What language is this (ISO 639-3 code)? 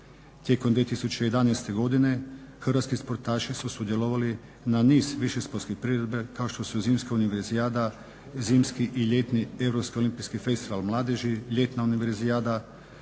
hrv